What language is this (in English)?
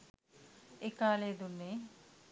Sinhala